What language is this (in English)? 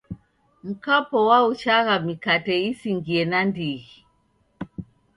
Taita